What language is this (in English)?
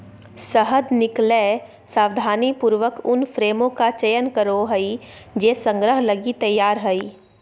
Magahi